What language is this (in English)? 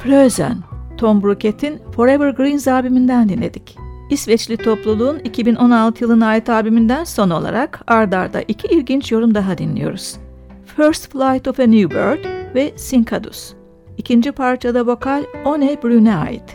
Turkish